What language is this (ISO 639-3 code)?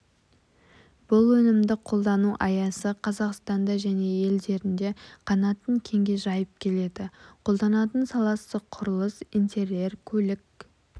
kaz